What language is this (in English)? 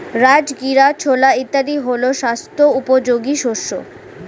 Bangla